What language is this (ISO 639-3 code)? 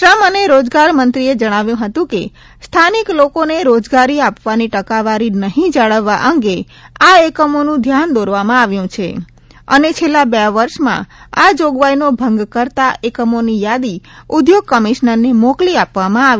guj